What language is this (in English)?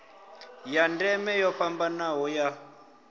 Venda